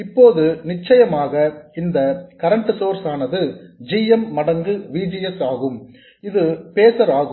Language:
Tamil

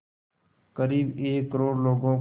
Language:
Hindi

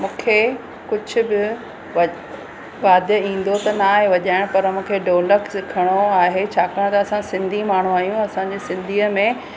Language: Sindhi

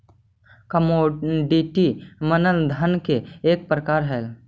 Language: Magahi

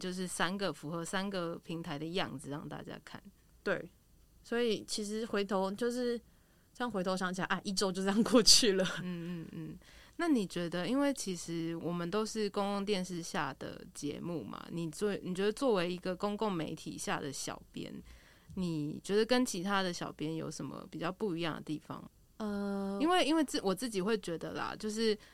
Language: Chinese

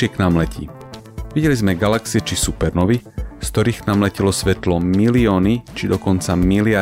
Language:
Slovak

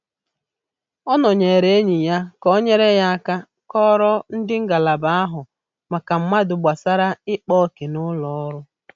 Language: Igbo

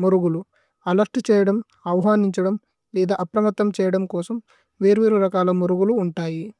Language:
Tulu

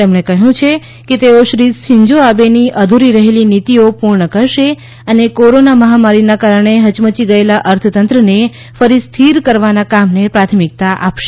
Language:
Gujarati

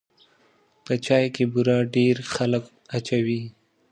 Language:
Pashto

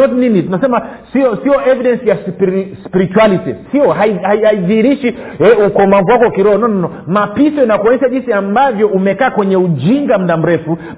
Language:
Swahili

